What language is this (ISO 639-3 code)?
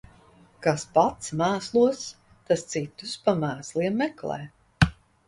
lav